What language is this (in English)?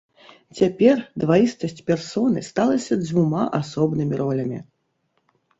Belarusian